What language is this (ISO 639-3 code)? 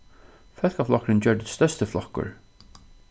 fao